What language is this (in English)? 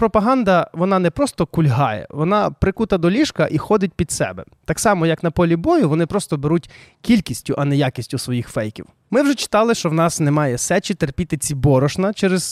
Ukrainian